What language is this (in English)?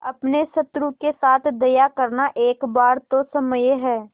Hindi